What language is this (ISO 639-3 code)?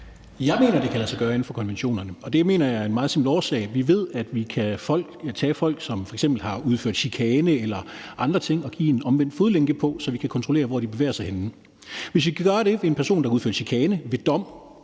dan